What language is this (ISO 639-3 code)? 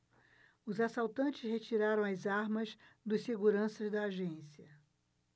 por